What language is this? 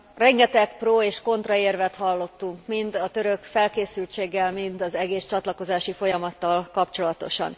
Hungarian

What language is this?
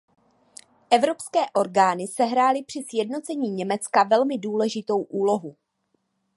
Czech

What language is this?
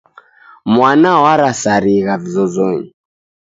Taita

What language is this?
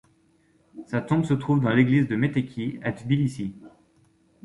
French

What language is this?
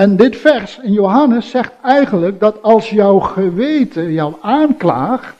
Dutch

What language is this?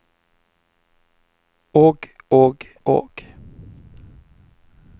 Norwegian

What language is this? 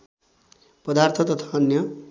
Nepali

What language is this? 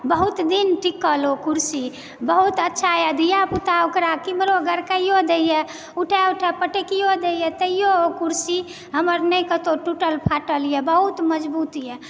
Maithili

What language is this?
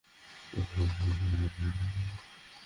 Bangla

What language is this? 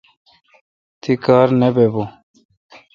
Kalkoti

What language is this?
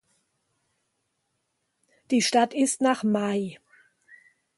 German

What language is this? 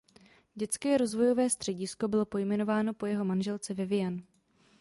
Czech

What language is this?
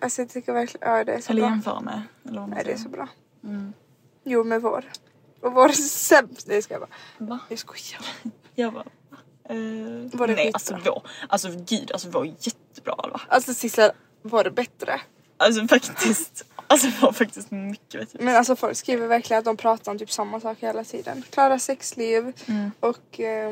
Swedish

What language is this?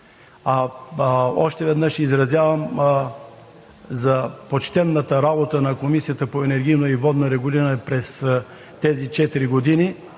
Bulgarian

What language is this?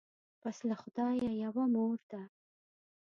Pashto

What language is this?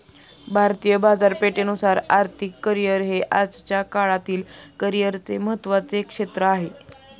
Marathi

